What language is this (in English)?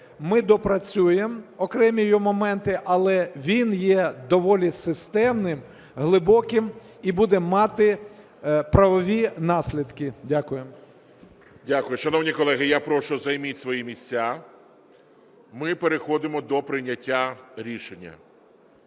Ukrainian